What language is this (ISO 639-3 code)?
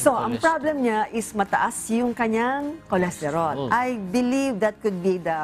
fil